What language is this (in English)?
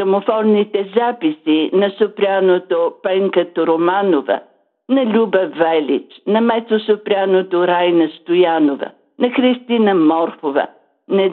Bulgarian